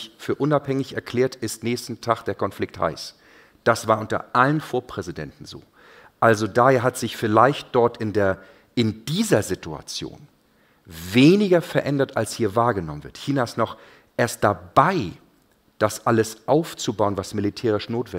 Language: German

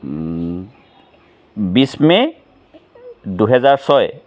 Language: Assamese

